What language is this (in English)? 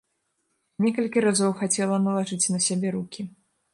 Belarusian